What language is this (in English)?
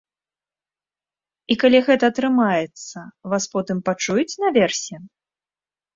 Belarusian